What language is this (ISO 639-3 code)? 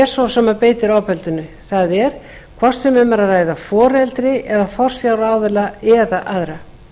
isl